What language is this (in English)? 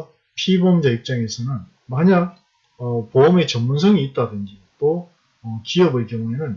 Korean